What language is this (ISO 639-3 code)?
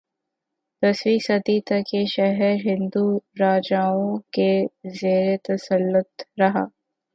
urd